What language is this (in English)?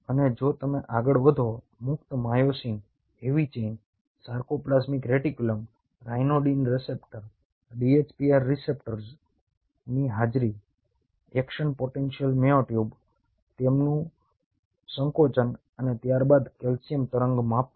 Gujarati